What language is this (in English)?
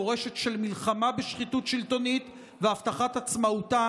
Hebrew